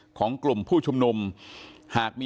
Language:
Thai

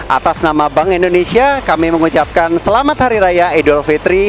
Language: Indonesian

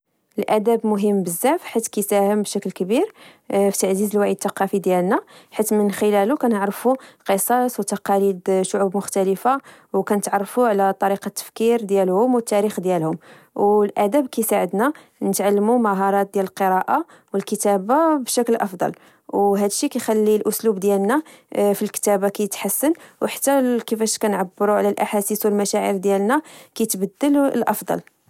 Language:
Moroccan Arabic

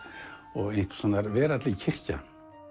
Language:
Icelandic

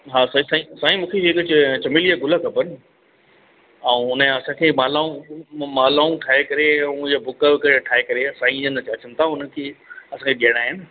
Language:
Sindhi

